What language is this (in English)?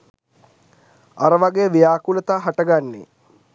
Sinhala